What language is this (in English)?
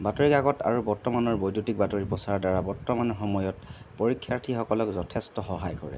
Assamese